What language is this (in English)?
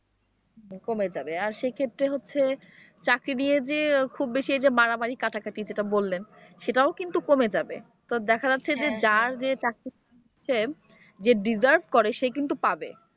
Bangla